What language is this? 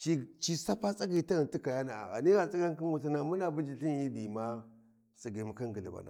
Warji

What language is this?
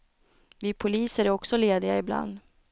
Swedish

